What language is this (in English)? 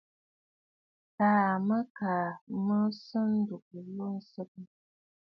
Bafut